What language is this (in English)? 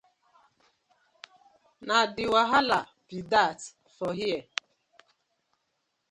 Nigerian Pidgin